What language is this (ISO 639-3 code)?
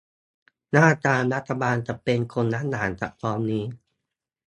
tha